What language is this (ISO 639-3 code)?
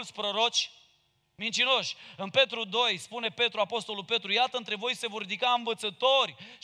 ron